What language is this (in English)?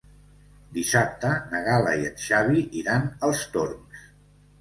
Catalan